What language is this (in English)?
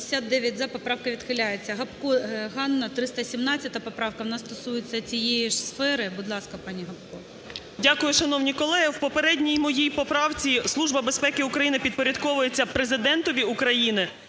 Ukrainian